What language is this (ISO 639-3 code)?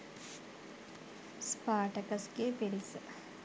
sin